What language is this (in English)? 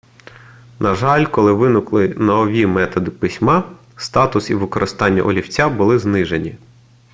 Ukrainian